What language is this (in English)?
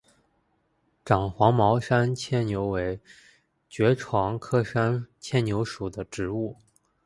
Chinese